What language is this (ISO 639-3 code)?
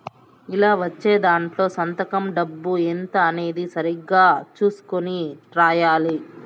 tel